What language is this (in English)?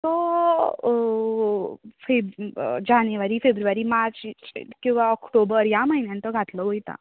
Konkani